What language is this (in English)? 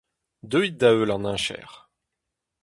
Breton